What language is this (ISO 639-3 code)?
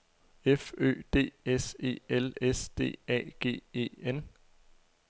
dan